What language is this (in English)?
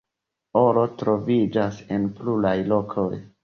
Esperanto